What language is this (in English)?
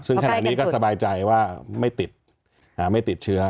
Thai